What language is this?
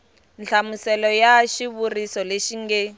Tsonga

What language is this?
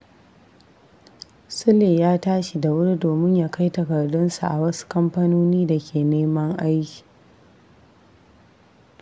Hausa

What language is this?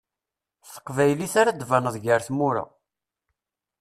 Kabyle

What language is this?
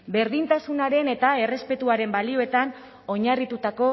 Basque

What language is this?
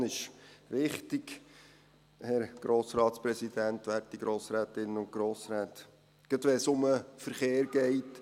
Swiss German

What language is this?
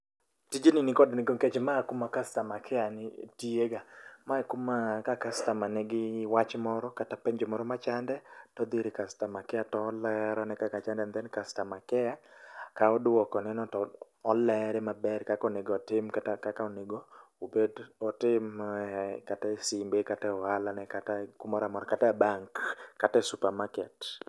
Luo (Kenya and Tanzania)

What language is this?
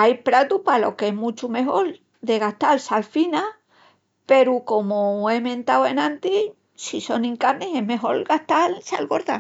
Extremaduran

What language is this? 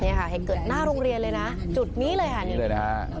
Thai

